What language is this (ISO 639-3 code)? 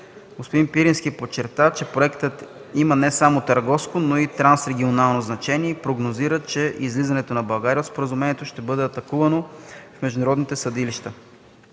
bul